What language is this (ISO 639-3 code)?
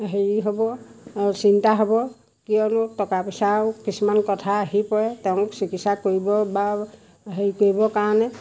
asm